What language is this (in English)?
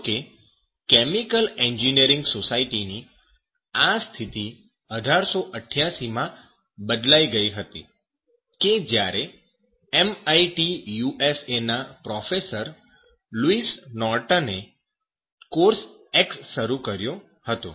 Gujarati